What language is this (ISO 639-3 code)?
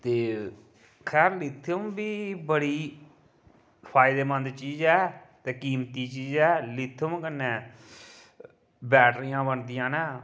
doi